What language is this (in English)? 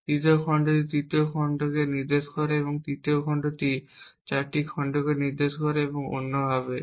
Bangla